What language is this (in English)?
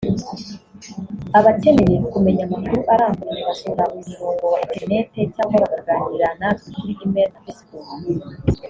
Kinyarwanda